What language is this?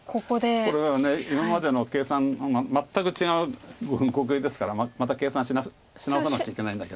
Japanese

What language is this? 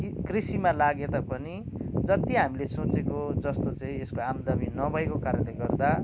Nepali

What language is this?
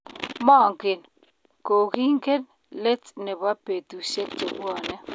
Kalenjin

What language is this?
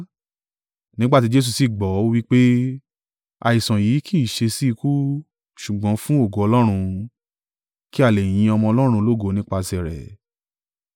Yoruba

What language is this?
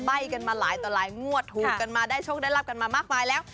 Thai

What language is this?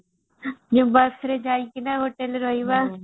Odia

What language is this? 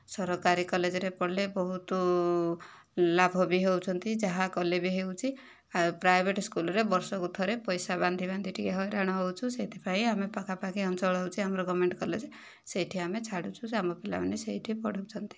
Odia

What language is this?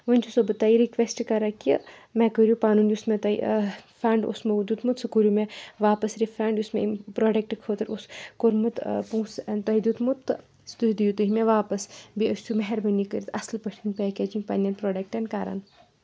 Kashmiri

